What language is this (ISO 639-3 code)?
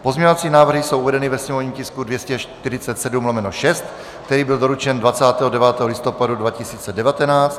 ces